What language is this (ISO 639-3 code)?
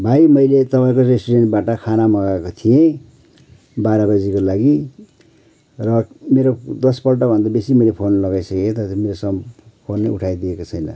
nep